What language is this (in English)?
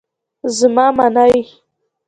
Pashto